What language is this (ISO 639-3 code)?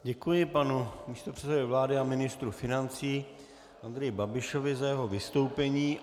ces